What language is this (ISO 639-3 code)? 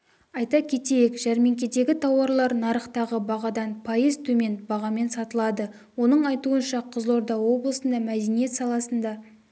kaz